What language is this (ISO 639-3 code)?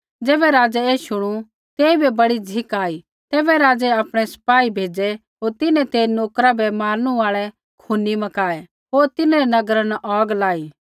kfx